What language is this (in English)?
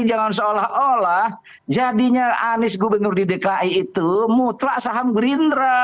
Indonesian